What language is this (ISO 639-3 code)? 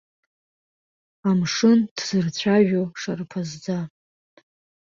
abk